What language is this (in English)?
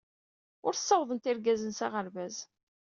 Kabyle